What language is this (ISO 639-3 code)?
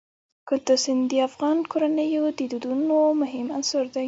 pus